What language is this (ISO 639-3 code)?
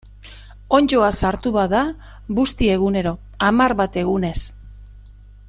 eus